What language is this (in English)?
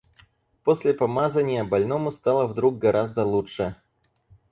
Russian